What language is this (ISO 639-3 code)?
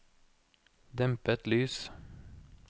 nor